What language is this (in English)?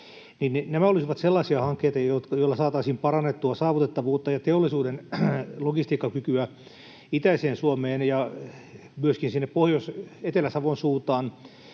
Finnish